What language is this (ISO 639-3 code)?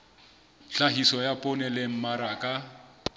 sot